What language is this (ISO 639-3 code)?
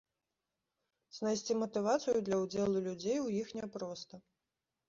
bel